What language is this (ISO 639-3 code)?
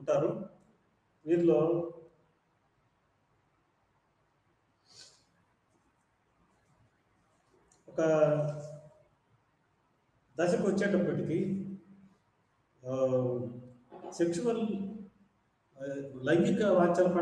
ind